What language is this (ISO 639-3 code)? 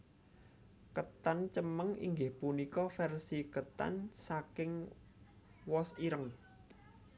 jav